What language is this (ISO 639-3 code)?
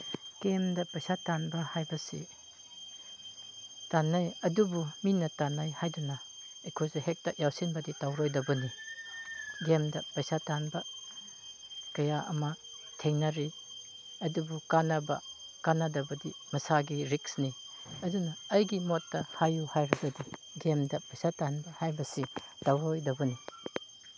mni